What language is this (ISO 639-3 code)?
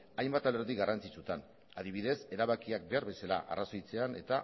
eus